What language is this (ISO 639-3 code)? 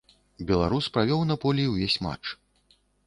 bel